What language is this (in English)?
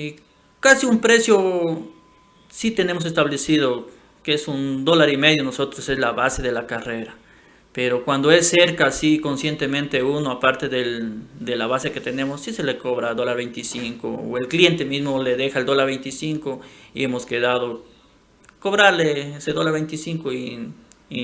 Spanish